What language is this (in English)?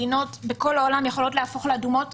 Hebrew